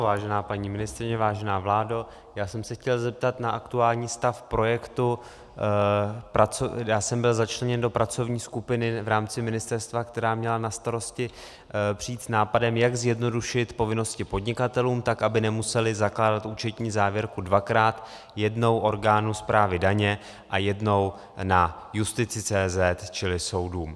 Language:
Czech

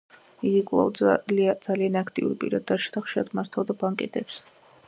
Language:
Georgian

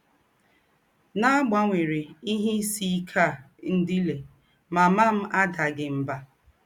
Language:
Igbo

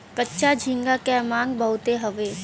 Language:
Bhojpuri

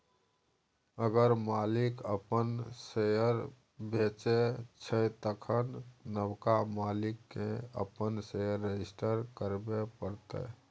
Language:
Maithili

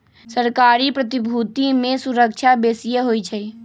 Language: Magahi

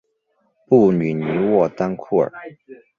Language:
Chinese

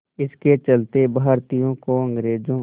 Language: Hindi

